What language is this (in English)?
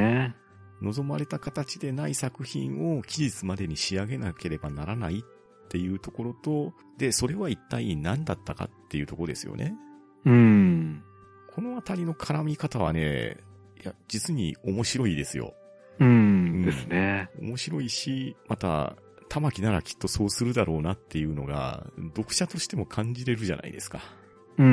Japanese